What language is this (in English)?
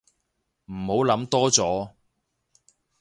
Cantonese